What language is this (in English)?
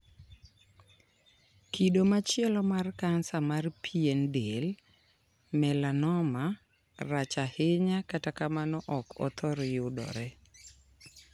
Luo (Kenya and Tanzania)